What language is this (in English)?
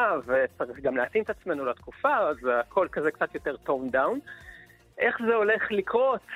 Hebrew